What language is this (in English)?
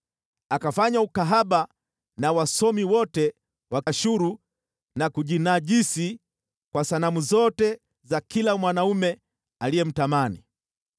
Swahili